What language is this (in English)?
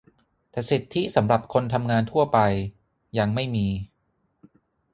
Thai